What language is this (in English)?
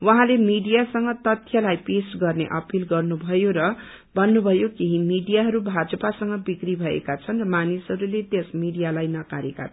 Nepali